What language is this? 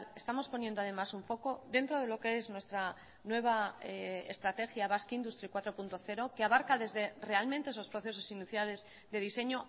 Spanish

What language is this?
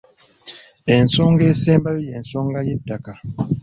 Ganda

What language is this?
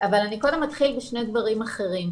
Hebrew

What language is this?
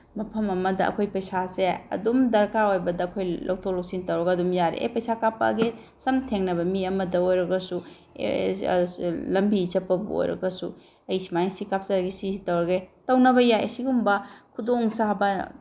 Manipuri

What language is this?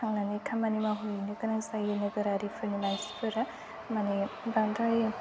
Bodo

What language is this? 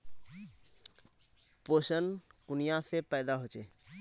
Magahi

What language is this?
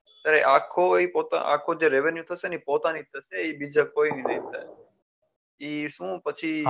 Gujarati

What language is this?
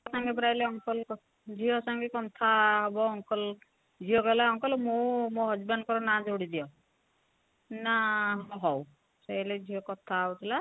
Odia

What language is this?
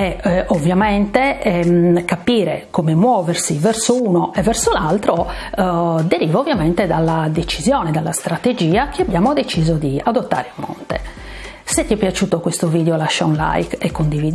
Italian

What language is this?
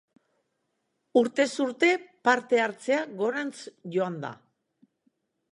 Basque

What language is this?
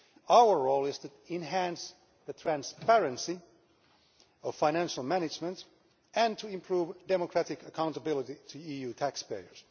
English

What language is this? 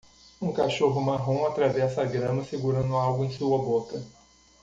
Portuguese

